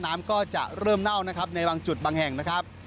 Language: Thai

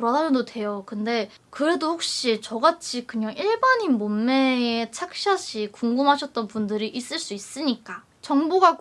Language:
Korean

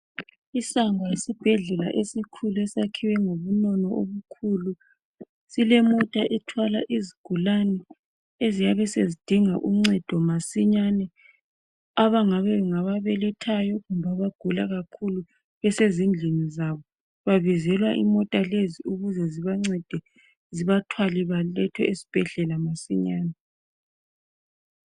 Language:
North Ndebele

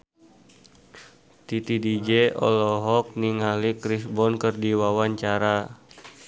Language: Sundanese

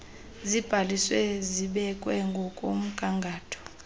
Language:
Xhosa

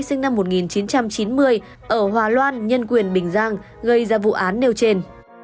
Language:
Vietnamese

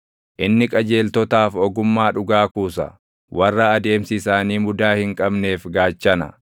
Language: Oromo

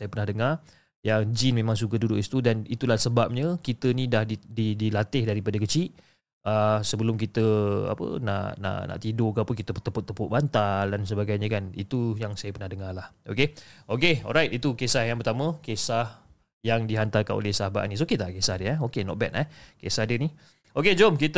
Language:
Malay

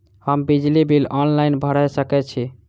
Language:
Maithili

